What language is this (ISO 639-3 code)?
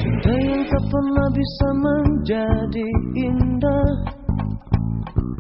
ind